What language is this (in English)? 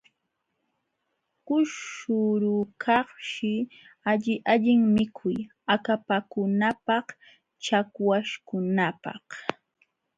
Jauja Wanca Quechua